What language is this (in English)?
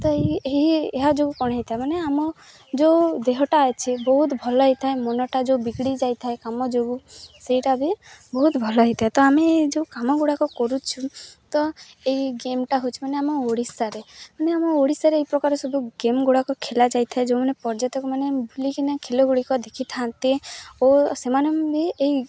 Odia